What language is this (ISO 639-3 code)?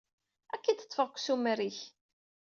kab